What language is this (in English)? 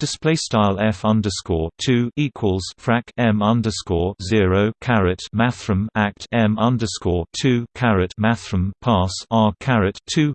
English